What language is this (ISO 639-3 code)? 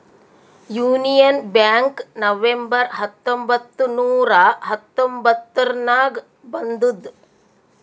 kan